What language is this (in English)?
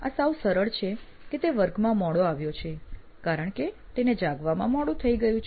Gujarati